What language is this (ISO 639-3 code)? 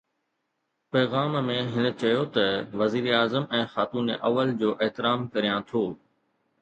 snd